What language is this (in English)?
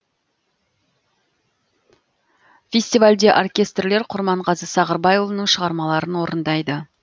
Kazakh